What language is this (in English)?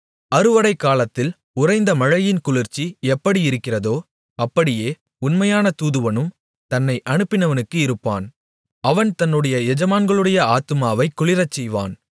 Tamil